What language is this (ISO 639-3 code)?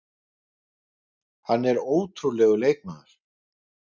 isl